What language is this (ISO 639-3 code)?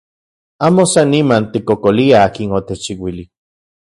ncx